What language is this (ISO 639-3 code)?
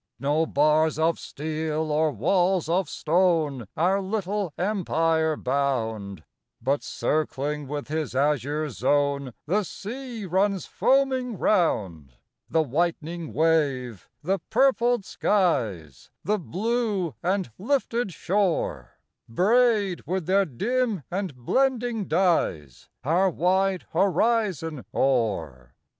eng